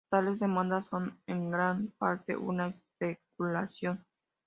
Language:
Spanish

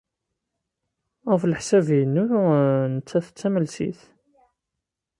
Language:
Kabyle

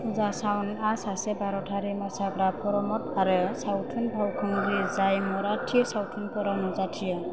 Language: Bodo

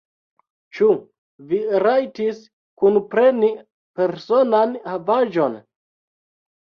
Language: Esperanto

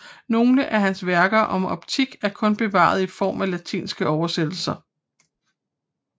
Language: Danish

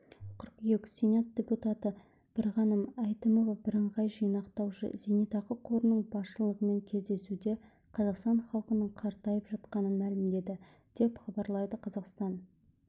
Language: Kazakh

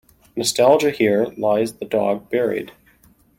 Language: English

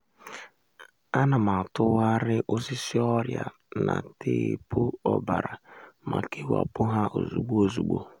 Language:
Igbo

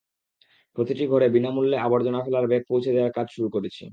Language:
Bangla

